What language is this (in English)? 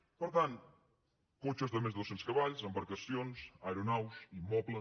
Catalan